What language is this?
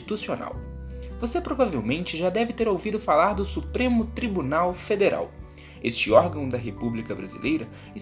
Portuguese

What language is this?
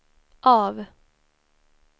Swedish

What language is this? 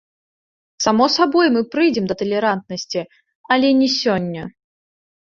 Belarusian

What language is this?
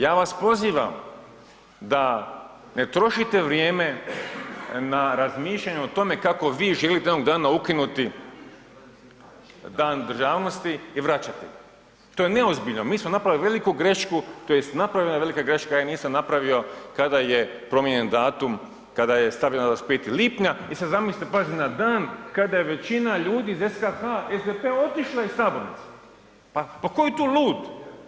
Croatian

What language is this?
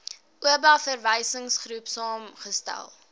Afrikaans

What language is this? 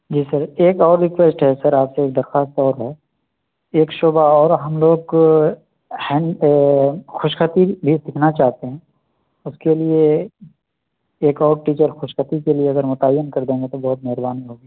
Urdu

